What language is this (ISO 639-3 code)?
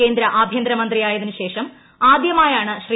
mal